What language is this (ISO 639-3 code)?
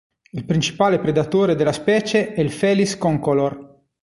ita